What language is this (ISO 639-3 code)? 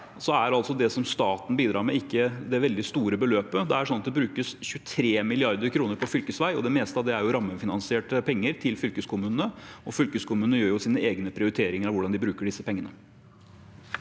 nor